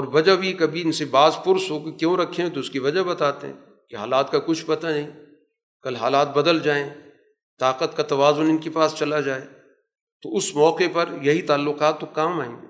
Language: Urdu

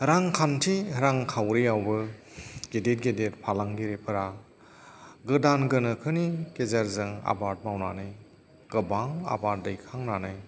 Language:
Bodo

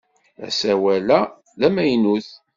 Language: Kabyle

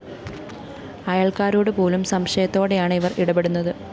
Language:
Malayalam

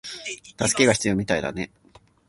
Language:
Japanese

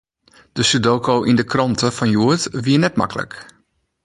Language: Western Frisian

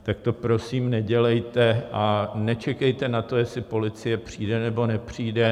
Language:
Czech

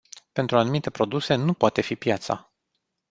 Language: Romanian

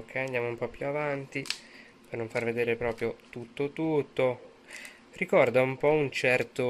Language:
Italian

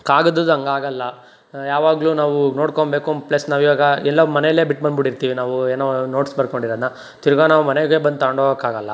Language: Kannada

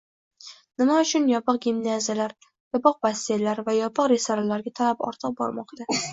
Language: Uzbek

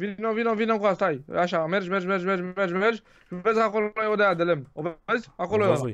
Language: Romanian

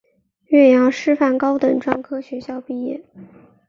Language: Chinese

